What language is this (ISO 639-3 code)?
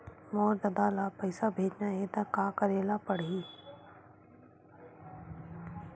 hne